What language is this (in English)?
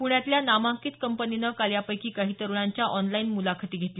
Marathi